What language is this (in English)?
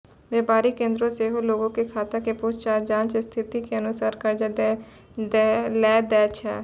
Maithili